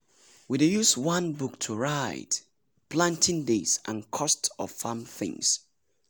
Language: Nigerian Pidgin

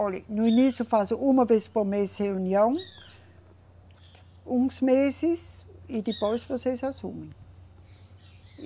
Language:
Portuguese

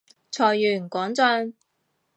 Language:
Cantonese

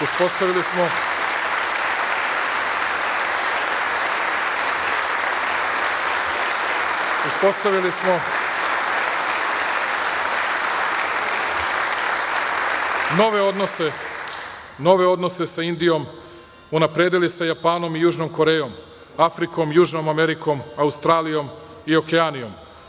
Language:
Serbian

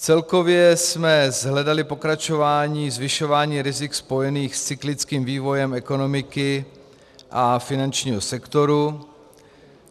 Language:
Czech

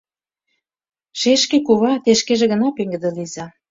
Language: Mari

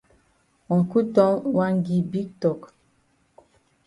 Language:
Cameroon Pidgin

